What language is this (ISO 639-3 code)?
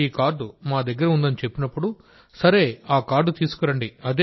tel